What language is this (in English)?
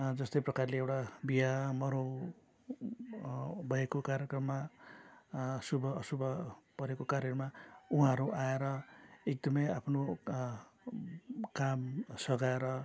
Nepali